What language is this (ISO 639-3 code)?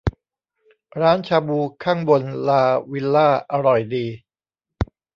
tha